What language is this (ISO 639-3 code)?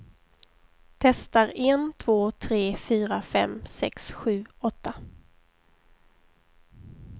swe